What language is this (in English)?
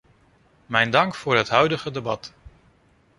Dutch